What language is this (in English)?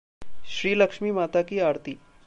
Hindi